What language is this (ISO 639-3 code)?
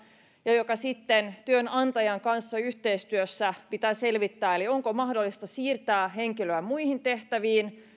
fin